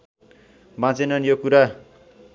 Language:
Nepali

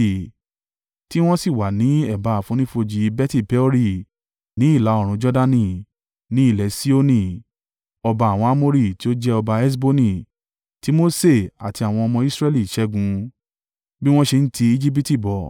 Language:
Yoruba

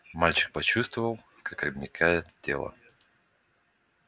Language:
Russian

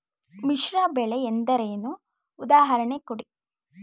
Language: Kannada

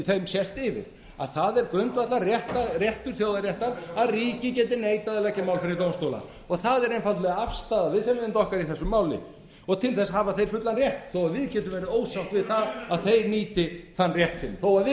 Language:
Icelandic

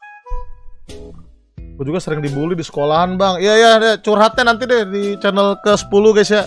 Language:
Indonesian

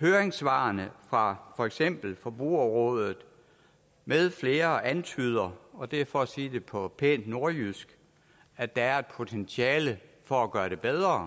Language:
Danish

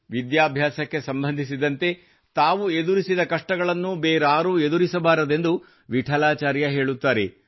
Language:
Kannada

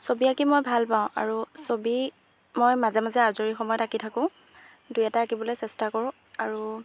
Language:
Assamese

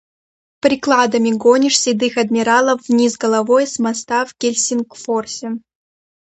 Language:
Russian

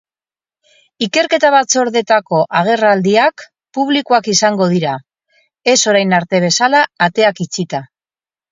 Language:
Basque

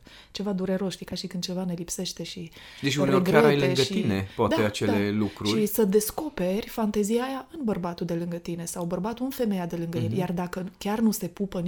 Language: Romanian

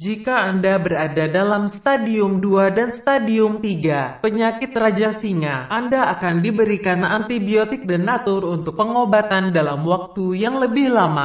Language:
Indonesian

